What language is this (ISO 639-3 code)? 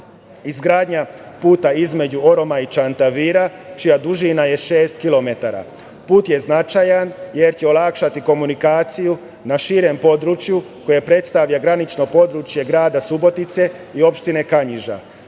srp